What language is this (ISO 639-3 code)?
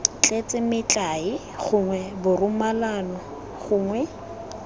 tsn